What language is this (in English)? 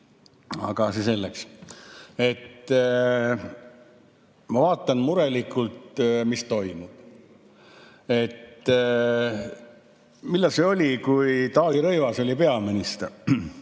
Estonian